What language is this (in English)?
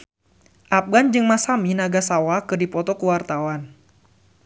Sundanese